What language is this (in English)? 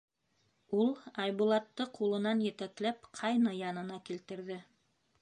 Bashkir